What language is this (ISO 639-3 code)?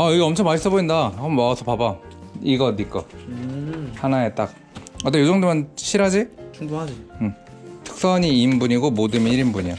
kor